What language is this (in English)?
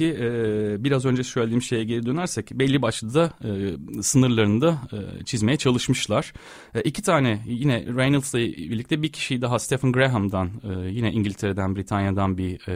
Turkish